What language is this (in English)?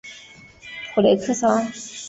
Chinese